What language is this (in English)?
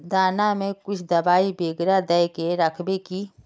Magahi